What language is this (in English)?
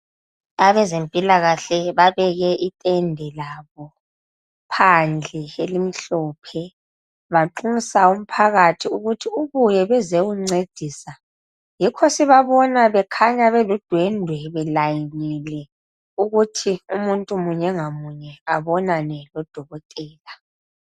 North Ndebele